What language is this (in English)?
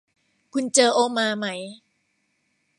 Thai